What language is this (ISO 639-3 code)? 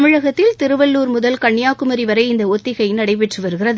tam